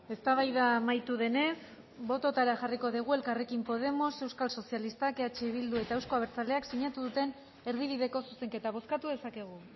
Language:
Basque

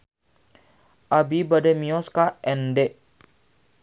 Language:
Sundanese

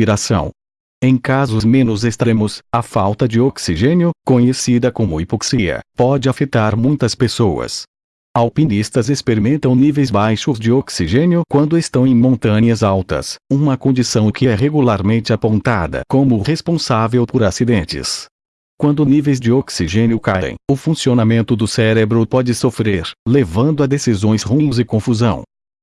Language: Portuguese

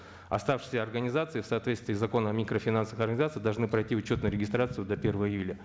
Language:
Kazakh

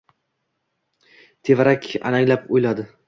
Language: Uzbek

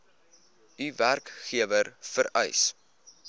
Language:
Afrikaans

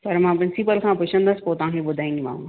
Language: Sindhi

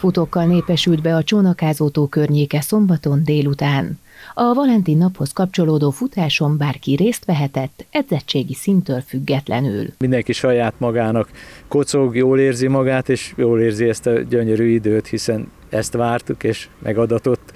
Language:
Hungarian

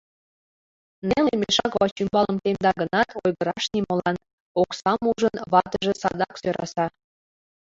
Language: Mari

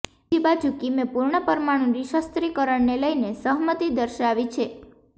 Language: Gujarati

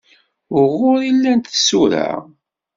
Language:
Kabyle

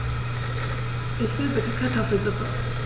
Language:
German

